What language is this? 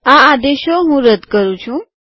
Gujarati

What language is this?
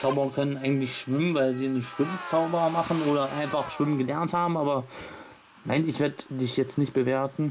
German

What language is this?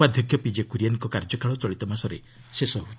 Odia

